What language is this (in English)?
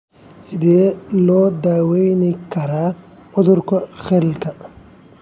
Somali